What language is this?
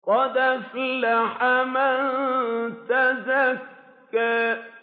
Arabic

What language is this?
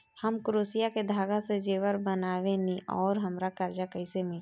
Bhojpuri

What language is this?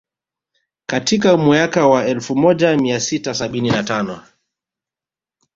Swahili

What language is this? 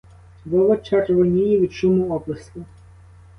Ukrainian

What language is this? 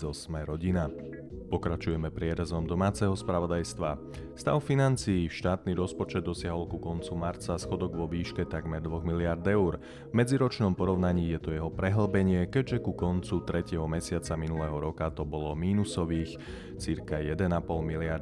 Slovak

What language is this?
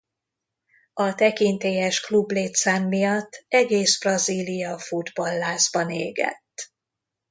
Hungarian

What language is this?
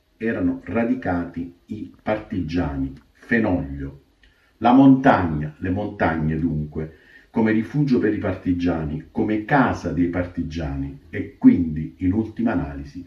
Italian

